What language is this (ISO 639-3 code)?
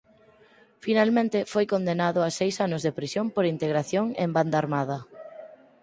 glg